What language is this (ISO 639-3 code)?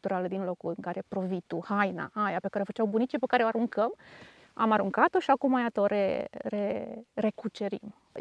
ron